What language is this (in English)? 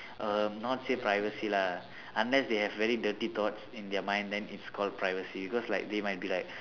English